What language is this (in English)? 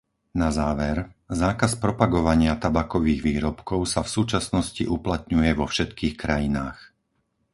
Slovak